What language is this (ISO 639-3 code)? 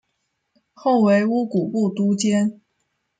zho